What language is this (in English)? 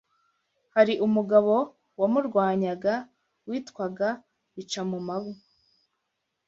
Kinyarwanda